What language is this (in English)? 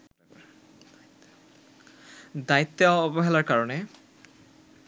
Bangla